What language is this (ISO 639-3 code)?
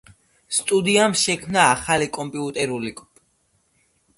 kat